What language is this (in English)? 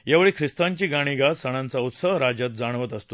Marathi